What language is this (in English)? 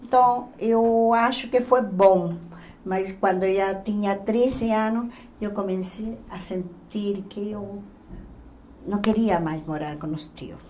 Portuguese